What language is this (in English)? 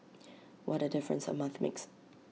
English